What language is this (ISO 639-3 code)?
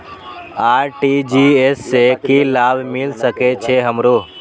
mai